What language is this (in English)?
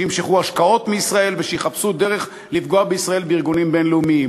Hebrew